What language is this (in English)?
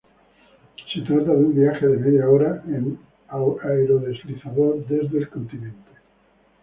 Spanish